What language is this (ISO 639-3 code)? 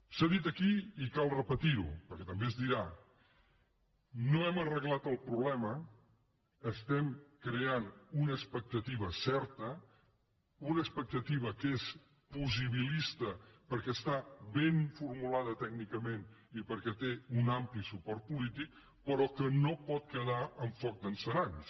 cat